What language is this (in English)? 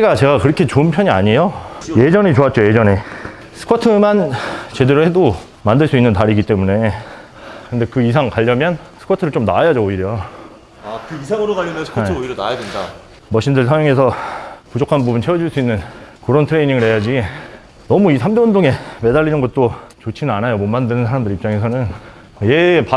Korean